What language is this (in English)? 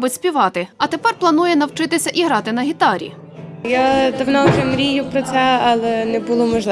Ukrainian